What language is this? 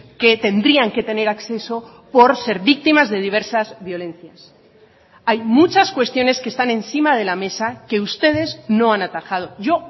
Spanish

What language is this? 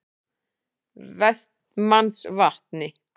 Icelandic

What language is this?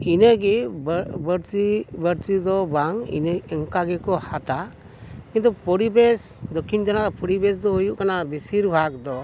Santali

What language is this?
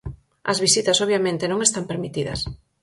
Galician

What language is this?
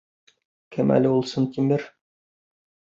Bashkir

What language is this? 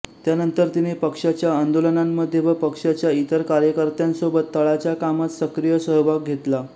Marathi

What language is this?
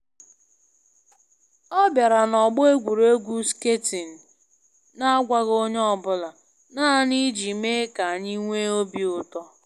Igbo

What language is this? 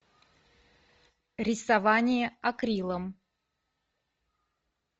Russian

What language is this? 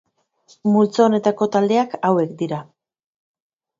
Basque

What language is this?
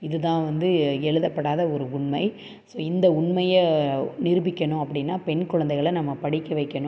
Tamil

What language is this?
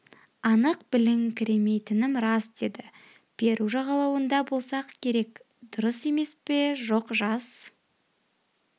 Kazakh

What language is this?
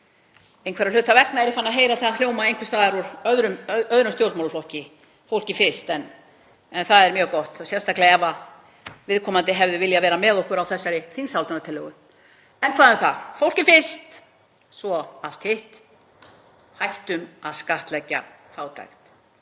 Icelandic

